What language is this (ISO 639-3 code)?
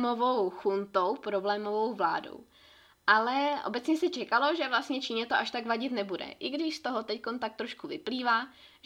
ces